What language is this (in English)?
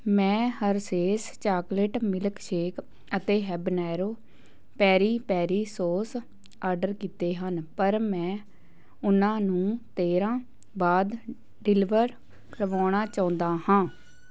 Punjabi